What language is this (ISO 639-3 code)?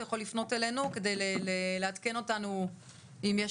heb